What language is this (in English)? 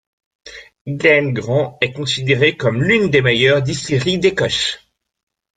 French